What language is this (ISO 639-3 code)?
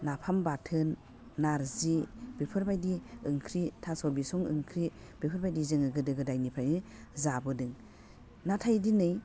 brx